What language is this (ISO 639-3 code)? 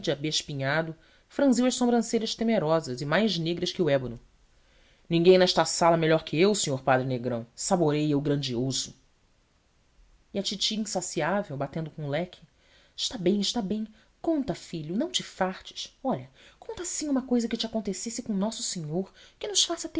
por